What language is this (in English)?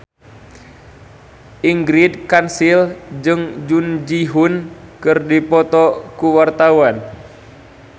Sundanese